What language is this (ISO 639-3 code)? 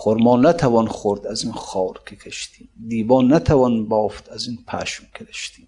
fas